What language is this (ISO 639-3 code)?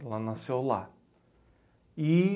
por